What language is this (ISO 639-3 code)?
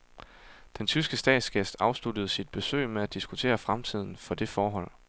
dan